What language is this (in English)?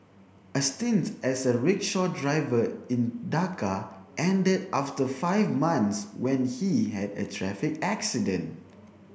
English